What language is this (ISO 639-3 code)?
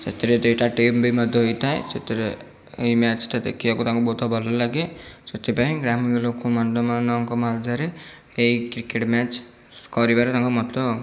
ori